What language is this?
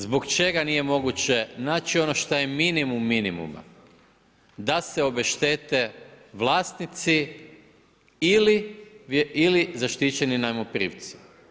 Croatian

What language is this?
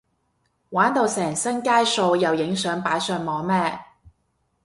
Cantonese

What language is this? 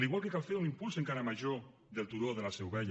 Catalan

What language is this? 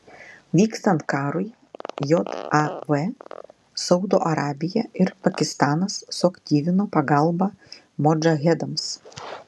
Lithuanian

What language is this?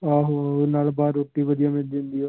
Punjabi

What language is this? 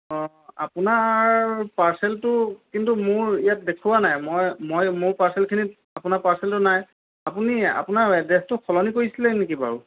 Assamese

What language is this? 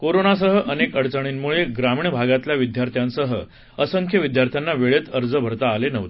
Marathi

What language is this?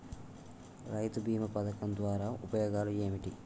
Telugu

